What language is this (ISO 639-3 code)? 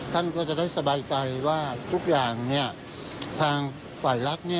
tha